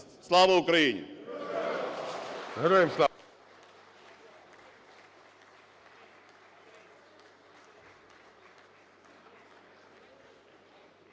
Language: Ukrainian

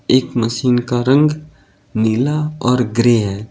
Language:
Hindi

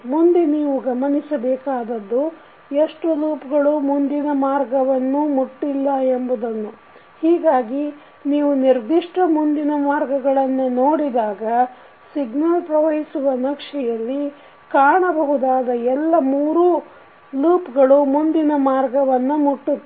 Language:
Kannada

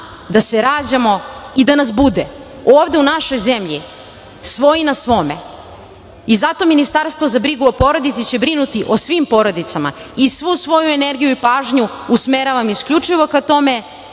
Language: Serbian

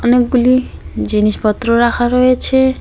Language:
Bangla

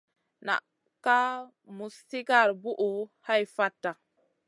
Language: Masana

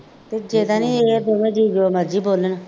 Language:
Punjabi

